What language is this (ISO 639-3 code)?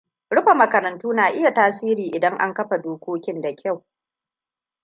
hau